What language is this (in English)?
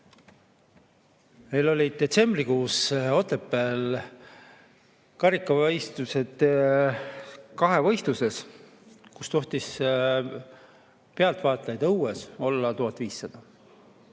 Estonian